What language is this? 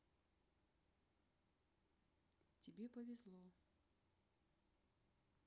Russian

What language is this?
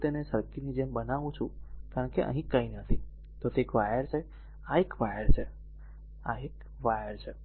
Gujarati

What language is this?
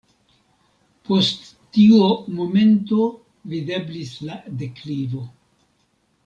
Esperanto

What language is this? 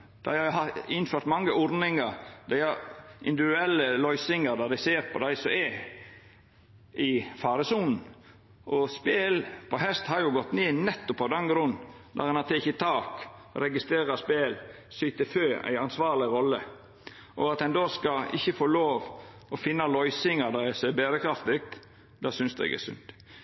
Norwegian Nynorsk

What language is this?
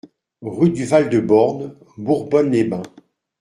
French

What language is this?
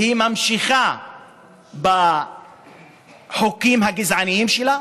Hebrew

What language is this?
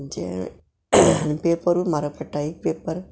Konkani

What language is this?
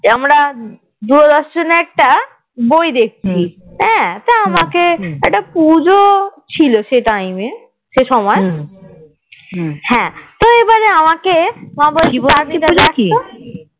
Bangla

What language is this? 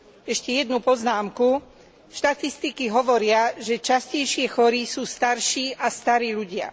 Slovak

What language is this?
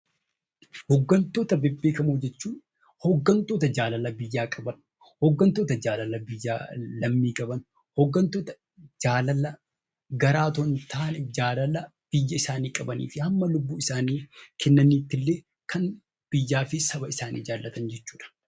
Oromo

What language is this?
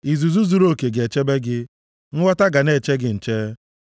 Igbo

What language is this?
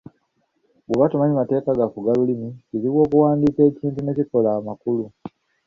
Ganda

